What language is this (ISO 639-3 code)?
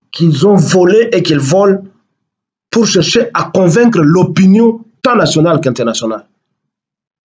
fra